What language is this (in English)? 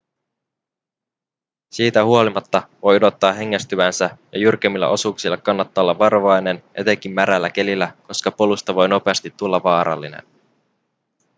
Finnish